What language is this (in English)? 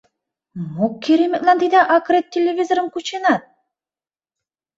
Mari